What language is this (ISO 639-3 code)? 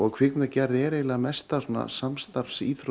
isl